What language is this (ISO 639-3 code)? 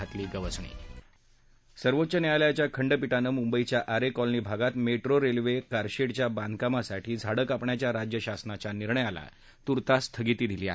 mar